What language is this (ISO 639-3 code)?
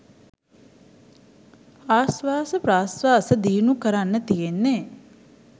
sin